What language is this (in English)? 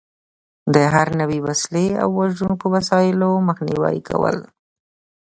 Pashto